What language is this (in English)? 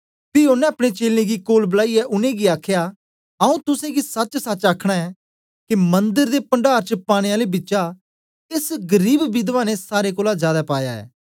Dogri